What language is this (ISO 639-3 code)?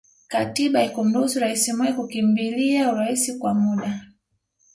swa